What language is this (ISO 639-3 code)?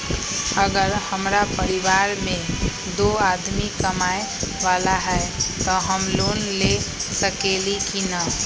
mag